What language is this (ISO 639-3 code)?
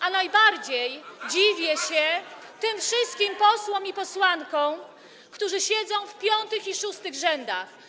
pol